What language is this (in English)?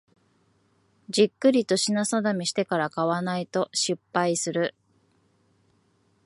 Japanese